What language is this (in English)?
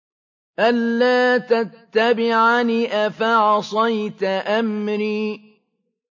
Arabic